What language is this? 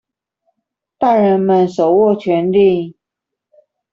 Chinese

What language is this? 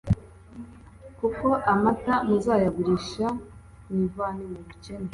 Kinyarwanda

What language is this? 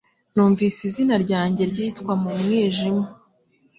Kinyarwanda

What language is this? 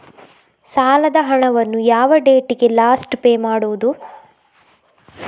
Kannada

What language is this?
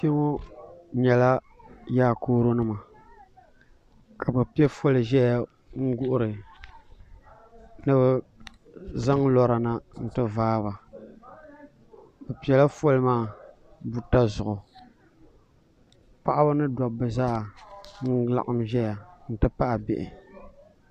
Dagbani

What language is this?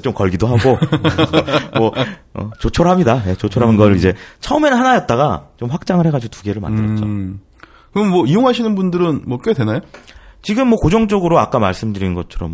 Korean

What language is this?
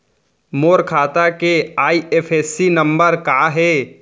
Chhattisgarhi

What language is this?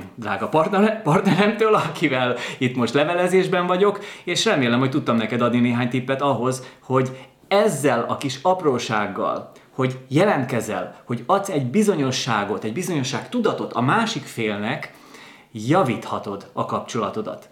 Hungarian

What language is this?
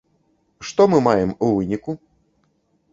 Belarusian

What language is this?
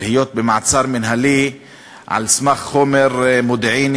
Hebrew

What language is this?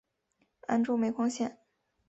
Chinese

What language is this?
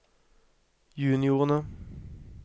Norwegian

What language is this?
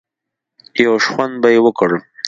Pashto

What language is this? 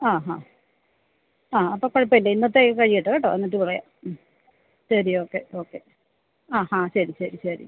Malayalam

